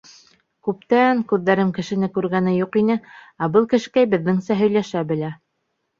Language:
Bashkir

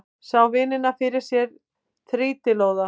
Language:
Icelandic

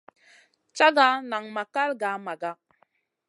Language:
Masana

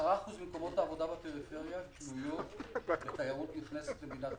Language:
Hebrew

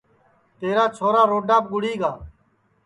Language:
Sansi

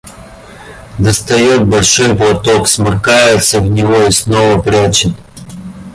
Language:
Russian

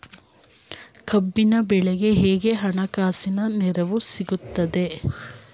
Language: Kannada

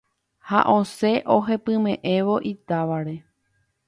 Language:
Guarani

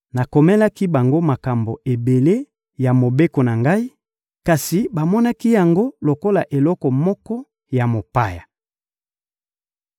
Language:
Lingala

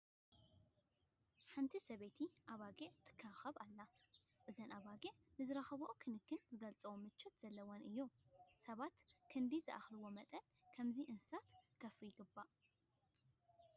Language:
Tigrinya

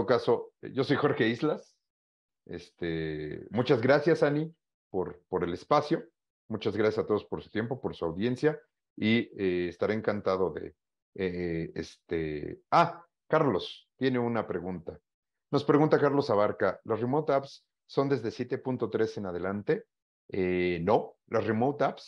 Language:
Spanish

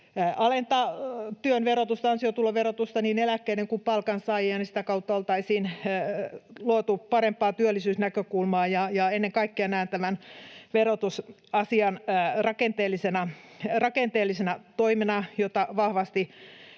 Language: Finnish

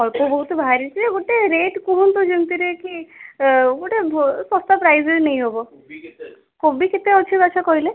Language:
Odia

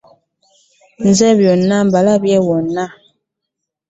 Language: Ganda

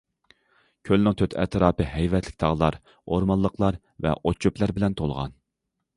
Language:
Uyghur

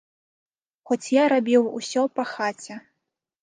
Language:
Belarusian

